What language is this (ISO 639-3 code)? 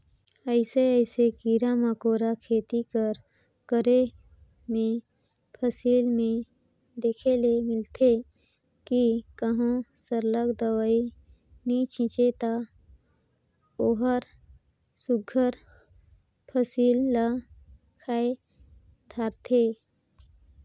hne